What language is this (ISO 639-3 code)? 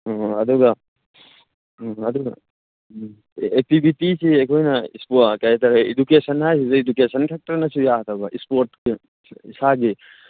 mni